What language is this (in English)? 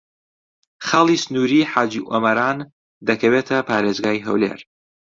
Central Kurdish